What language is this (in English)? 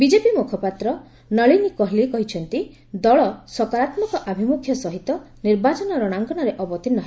Odia